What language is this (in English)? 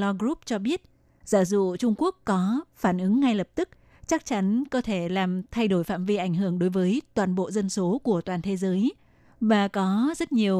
Vietnamese